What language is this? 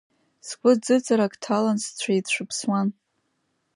Abkhazian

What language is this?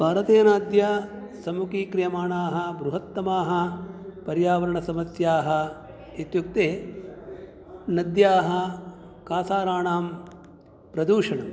Sanskrit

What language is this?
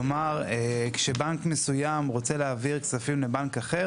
Hebrew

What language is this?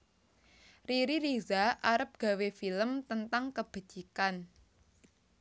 Javanese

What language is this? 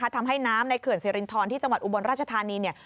Thai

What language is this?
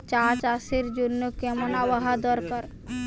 Bangla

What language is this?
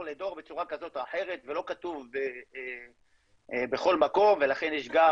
Hebrew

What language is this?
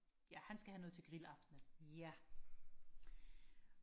Danish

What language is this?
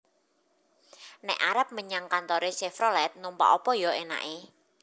Javanese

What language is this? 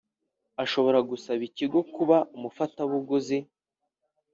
Kinyarwanda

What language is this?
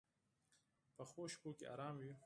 Pashto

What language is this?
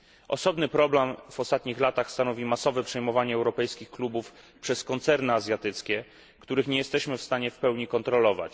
Polish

